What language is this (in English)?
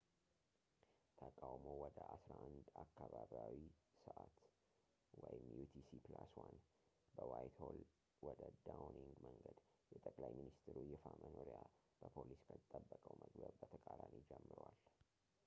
Amharic